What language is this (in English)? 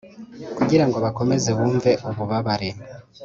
Kinyarwanda